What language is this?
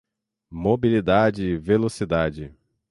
Portuguese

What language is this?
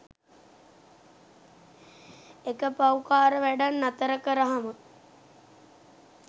Sinhala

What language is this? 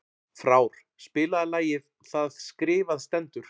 Icelandic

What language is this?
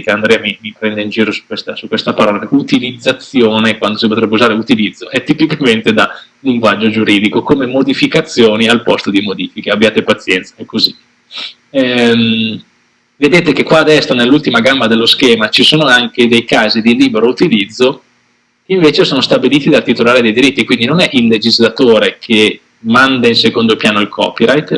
Italian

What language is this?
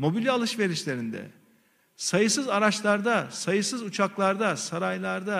Turkish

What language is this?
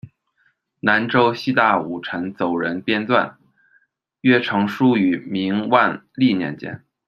Chinese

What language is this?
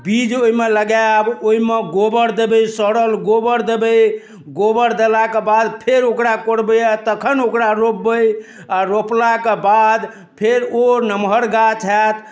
Maithili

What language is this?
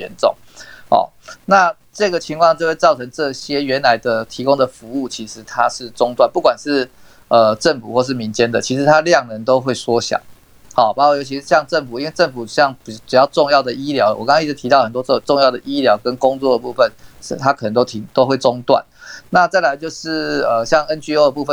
Chinese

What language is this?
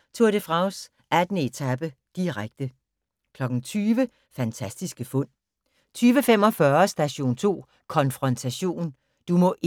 Danish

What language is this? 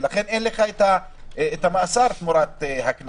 Hebrew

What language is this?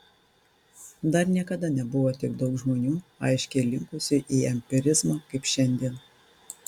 Lithuanian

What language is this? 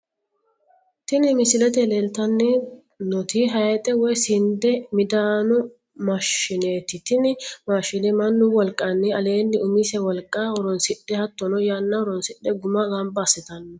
Sidamo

